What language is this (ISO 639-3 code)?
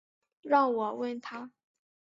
zho